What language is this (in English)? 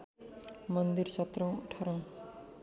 Nepali